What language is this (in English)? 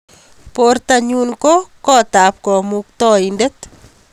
Kalenjin